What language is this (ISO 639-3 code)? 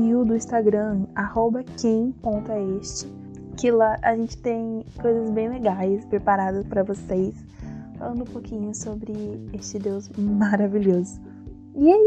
por